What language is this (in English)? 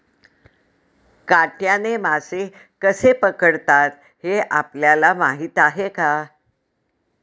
Marathi